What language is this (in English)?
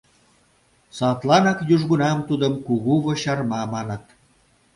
Mari